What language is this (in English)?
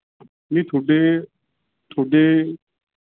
Punjabi